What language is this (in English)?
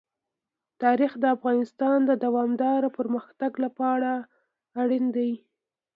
Pashto